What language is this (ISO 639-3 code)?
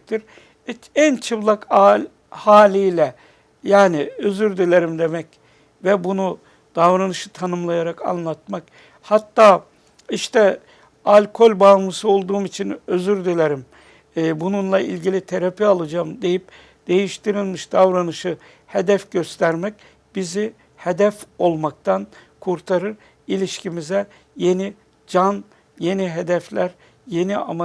tur